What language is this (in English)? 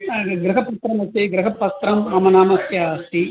Sanskrit